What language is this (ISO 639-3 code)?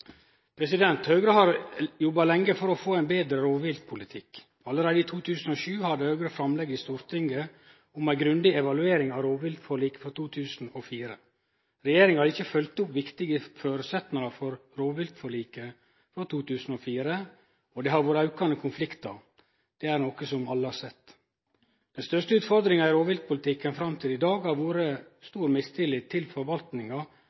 nno